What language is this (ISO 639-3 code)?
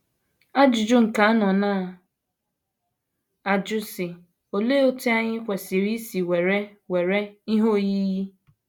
ibo